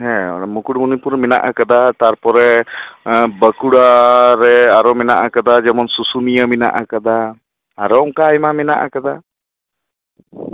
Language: Santali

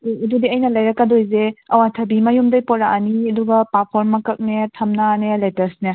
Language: Manipuri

